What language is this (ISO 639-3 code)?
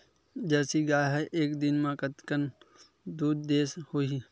hne